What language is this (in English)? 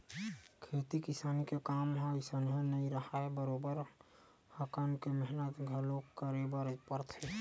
Chhattisgarhi